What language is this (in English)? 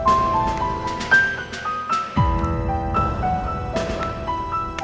Indonesian